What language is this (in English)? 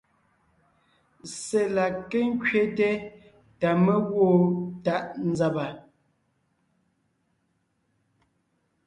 Ngiemboon